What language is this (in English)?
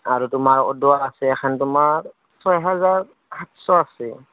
Assamese